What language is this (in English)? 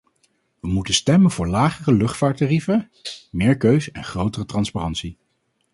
Dutch